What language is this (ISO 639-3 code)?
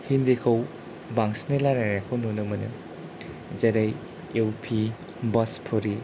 brx